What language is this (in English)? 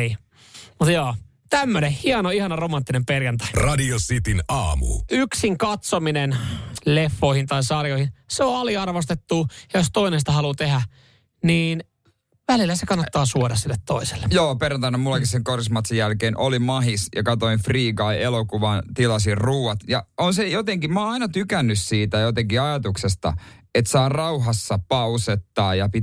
Finnish